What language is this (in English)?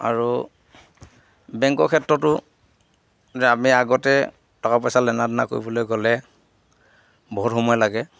Assamese